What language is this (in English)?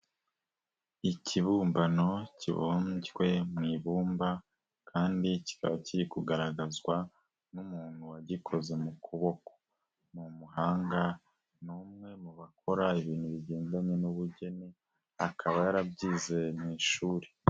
Kinyarwanda